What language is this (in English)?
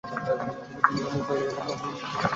Bangla